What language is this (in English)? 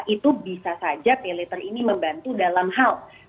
Indonesian